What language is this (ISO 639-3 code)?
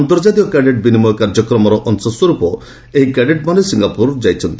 ori